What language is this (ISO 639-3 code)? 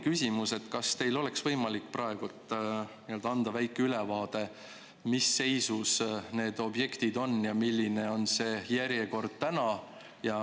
est